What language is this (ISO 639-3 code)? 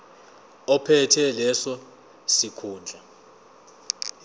zul